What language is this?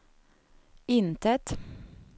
Swedish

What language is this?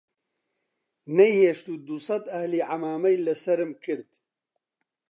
Central Kurdish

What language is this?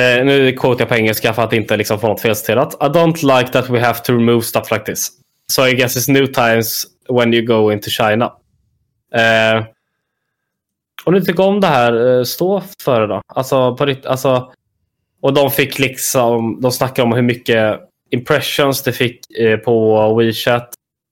Swedish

